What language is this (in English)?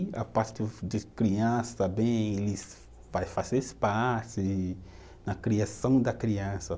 Portuguese